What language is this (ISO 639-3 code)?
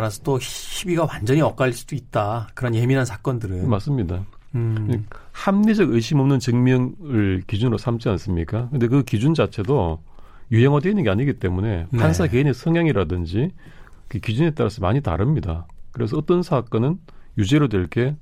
kor